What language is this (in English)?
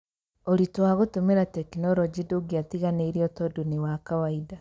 Kikuyu